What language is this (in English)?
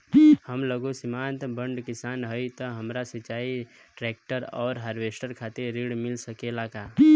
Bhojpuri